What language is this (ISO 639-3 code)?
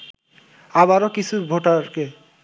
ben